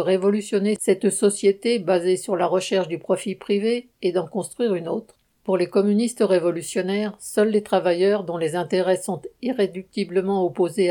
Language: French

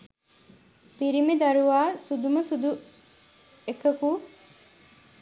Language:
Sinhala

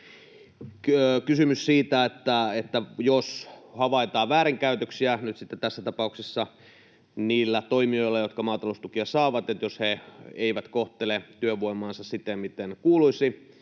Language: Finnish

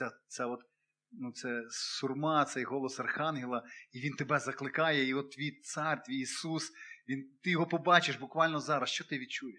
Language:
Ukrainian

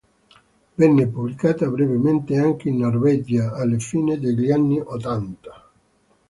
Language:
Italian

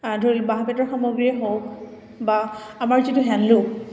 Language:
Assamese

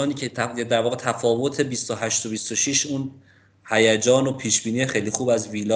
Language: Persian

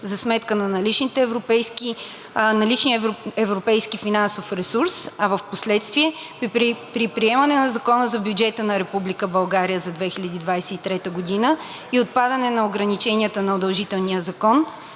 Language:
Bulgarian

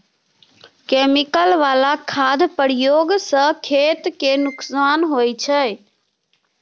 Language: Maithili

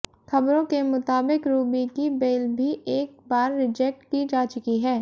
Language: Hindi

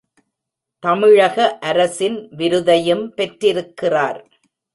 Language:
Tamil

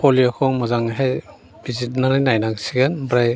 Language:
Bodo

